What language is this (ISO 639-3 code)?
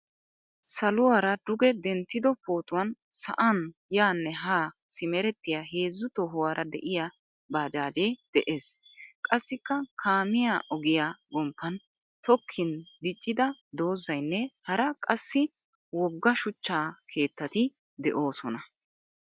wal